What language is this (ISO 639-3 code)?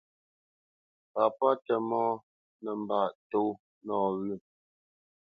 bce